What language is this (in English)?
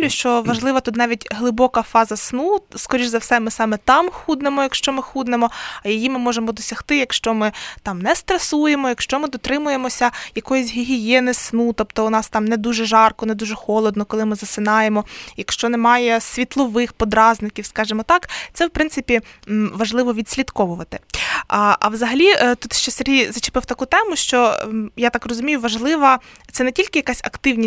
Ukrainian